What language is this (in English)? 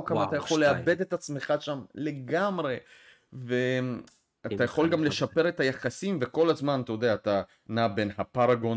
Hebrew